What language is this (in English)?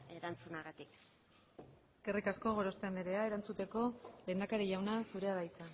Basque